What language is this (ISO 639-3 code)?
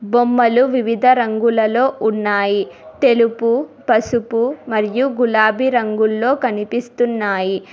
tel